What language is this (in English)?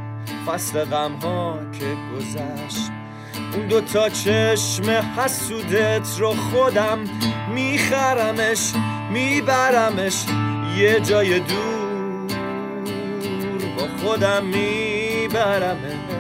Persian